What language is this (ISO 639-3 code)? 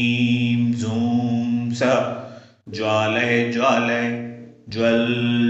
hin